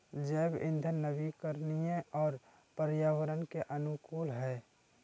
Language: Magahi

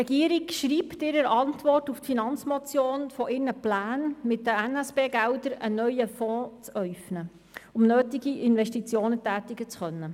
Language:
Swiss German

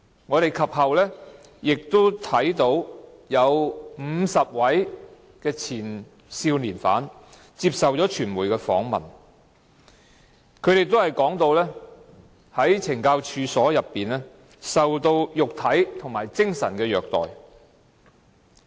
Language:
Cantonese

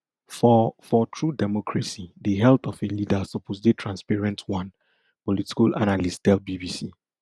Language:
Nigerian Pidgin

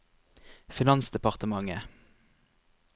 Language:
Norwegian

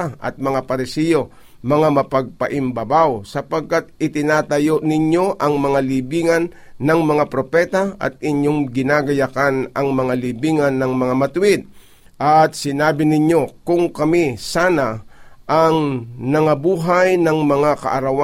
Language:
Filipino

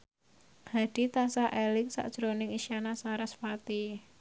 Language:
Javanese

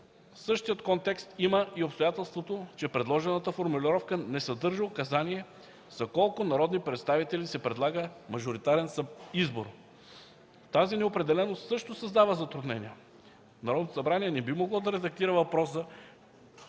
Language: Bulgarian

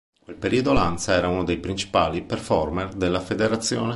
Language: Italian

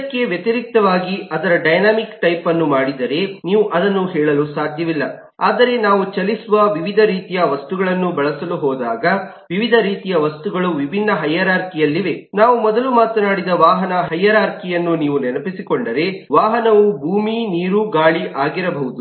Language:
Kannada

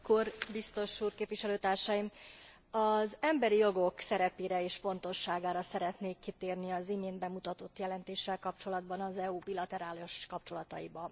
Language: Hungarian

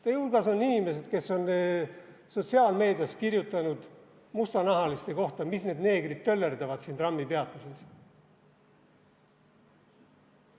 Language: Estonian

